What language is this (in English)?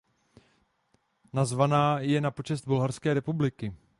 Czech